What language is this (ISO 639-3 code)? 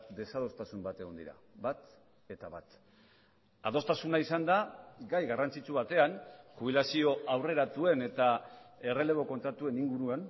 eus